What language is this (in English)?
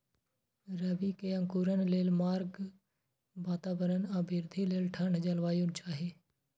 Maithili